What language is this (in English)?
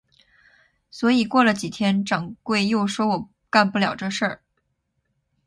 Chinese